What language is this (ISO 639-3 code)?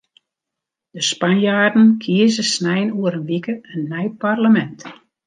fry